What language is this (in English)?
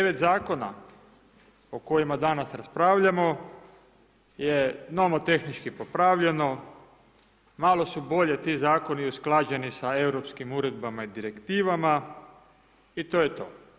Croatian